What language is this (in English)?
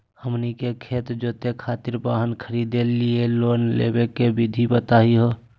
Magahi